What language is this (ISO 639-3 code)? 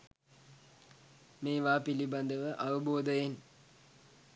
sin